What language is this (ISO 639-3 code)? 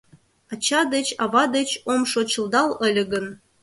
chm